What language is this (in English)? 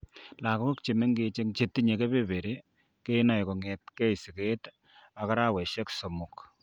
Kalenjin